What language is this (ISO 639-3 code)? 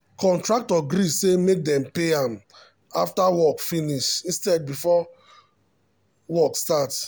pcm